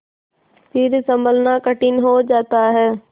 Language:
Hindi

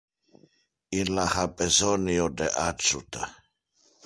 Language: Interlingua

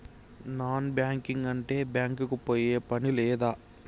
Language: Telugu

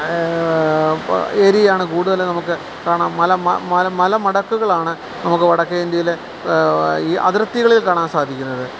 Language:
Malayalam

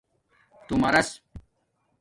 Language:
Domaaki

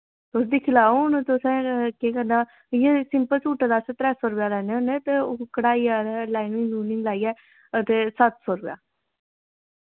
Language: Dogri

